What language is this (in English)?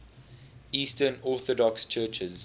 English